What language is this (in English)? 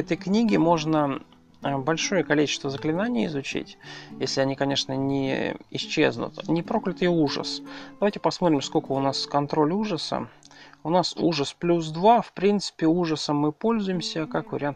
Russian